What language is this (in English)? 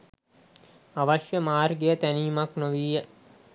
Sinhala